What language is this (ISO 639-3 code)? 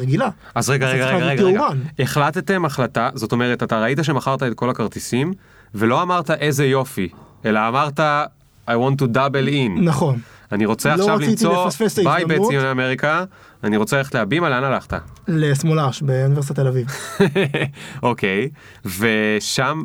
heb